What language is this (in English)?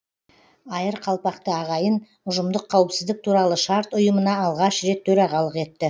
Kazakh